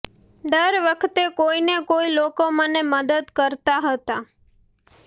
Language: Gujarati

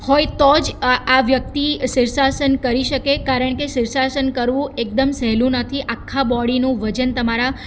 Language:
Gujarati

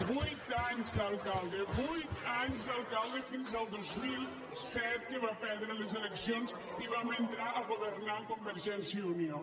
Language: Catalan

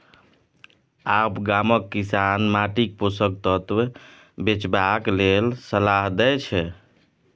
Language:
Maithili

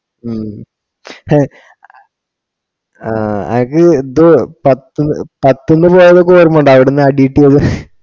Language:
Malayalam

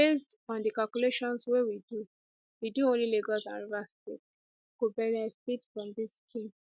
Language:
Nigerian Pidgin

